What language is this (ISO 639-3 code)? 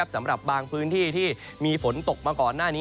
tha